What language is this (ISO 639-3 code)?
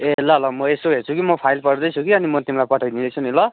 nep